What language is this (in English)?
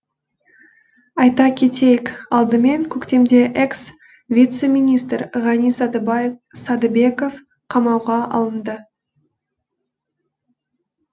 Kazakh